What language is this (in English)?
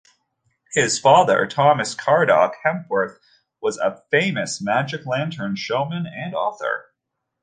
English